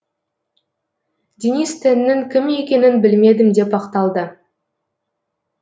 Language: Kazakh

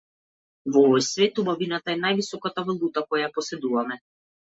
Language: Macedonian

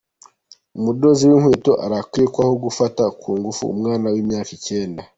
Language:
Kinyarwanda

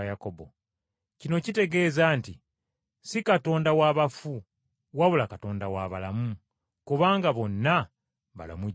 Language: Ganda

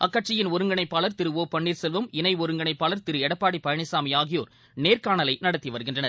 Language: Tamil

